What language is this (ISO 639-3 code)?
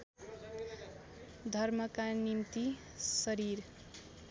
nep